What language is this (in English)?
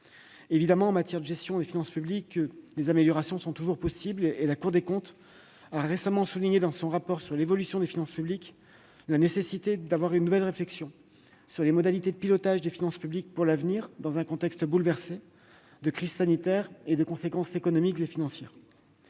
French